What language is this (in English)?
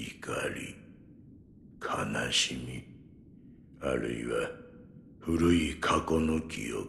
Japanese